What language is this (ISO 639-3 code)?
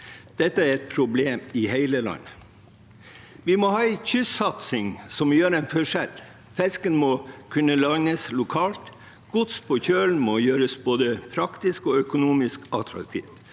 nor